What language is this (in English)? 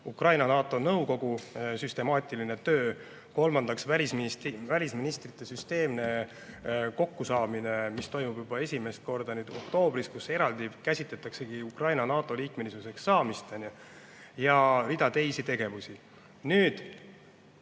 Estonian